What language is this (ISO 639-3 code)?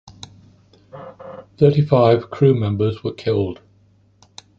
eng